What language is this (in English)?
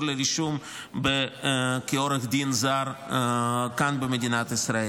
Hebrew